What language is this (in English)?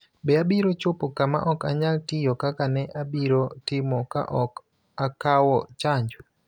Luo (Kenya and Tanzania)